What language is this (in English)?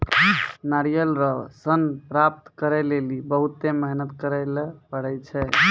Maithili